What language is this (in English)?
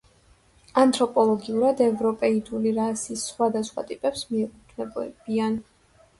Georgian